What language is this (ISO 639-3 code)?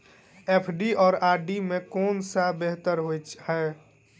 mai